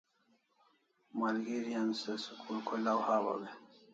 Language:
Kalasha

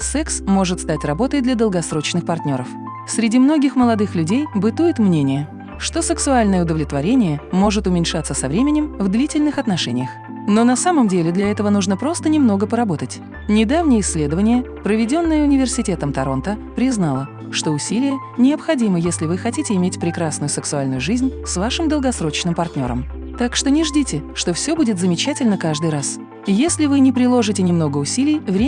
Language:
Russian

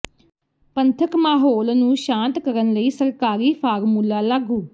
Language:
Punjabi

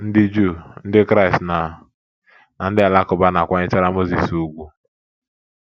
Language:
Igbo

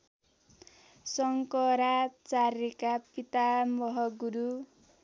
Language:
Nepali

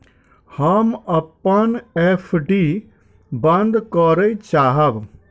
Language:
Maithili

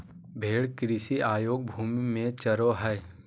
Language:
Magahi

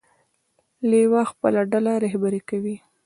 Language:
Pashto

